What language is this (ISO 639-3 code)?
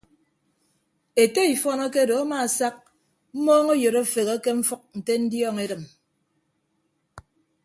ibb